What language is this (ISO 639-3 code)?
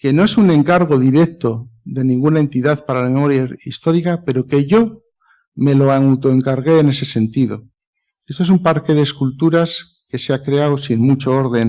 spa